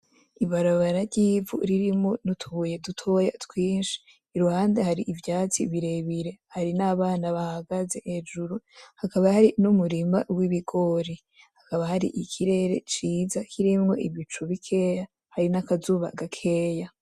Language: Rundi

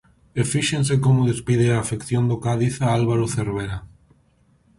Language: Galician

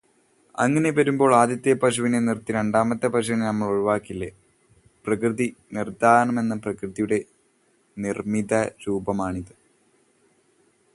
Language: Malayalam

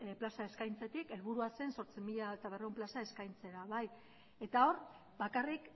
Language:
Basque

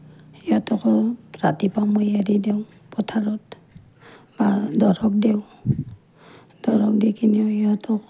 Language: Assamese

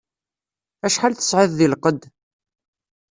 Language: Kabyle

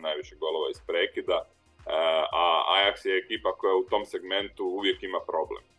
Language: Croatian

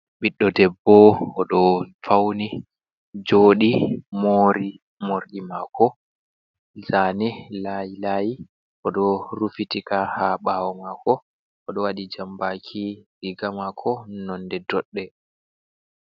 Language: Fula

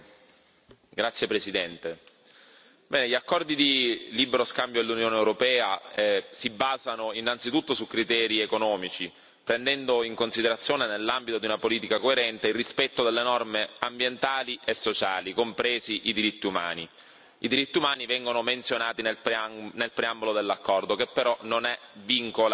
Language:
Italian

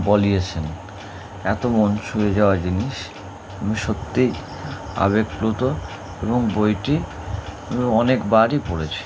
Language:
Bangla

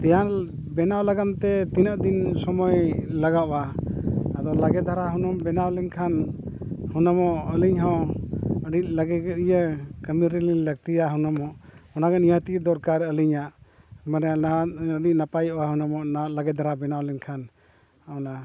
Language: Santali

